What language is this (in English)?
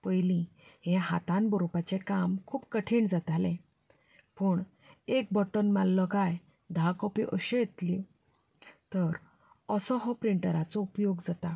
Konkani